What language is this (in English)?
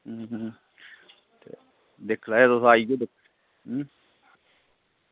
Dogri